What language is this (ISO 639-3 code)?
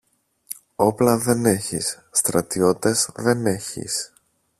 ell